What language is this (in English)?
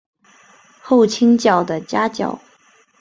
Chinese